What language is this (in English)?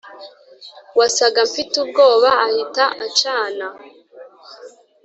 Kinyarwanda